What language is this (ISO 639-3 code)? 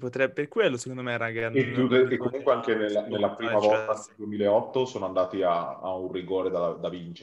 ita